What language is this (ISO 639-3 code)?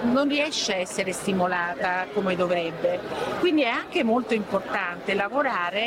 ita